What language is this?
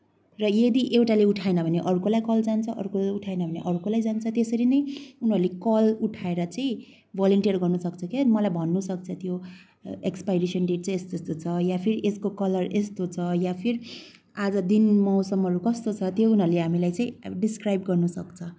Nepali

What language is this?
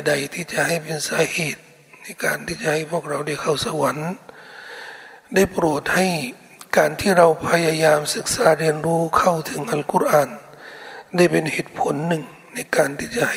Thai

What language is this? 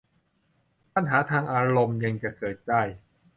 Thai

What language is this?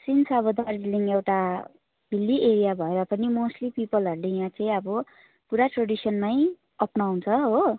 Nepali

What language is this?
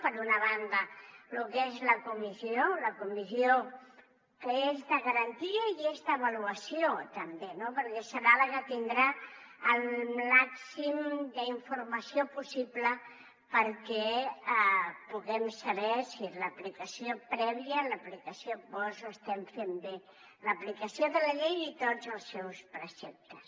Catalan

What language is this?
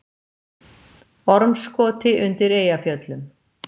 Icelandic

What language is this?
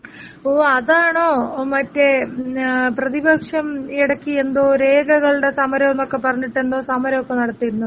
Malayalam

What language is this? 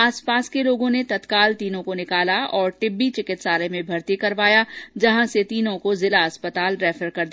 Hindi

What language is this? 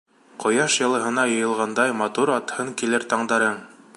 Bashkir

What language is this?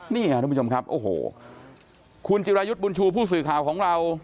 Thai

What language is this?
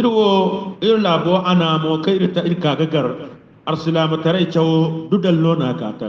Indonesian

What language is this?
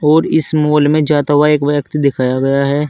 Hindi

